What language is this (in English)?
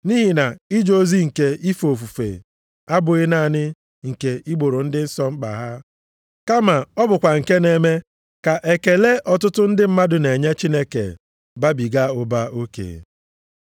Igbo